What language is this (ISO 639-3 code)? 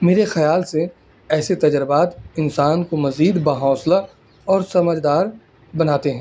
urd